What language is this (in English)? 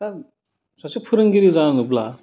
Bodo